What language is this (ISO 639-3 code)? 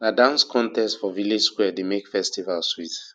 pcm